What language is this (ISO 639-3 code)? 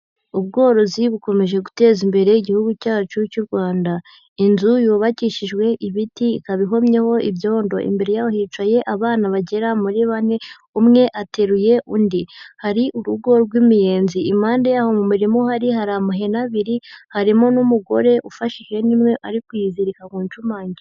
kin